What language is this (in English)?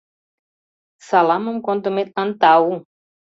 Mari